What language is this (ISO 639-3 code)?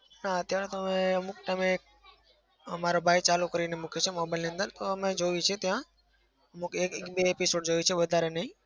guj